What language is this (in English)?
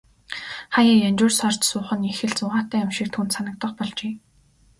Mongolian